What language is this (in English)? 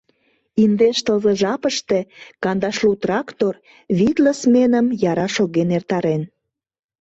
Mari